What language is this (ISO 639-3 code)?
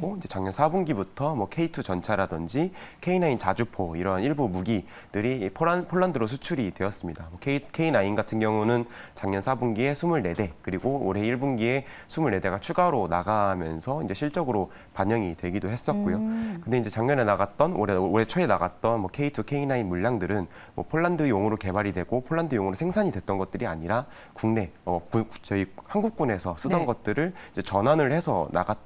kor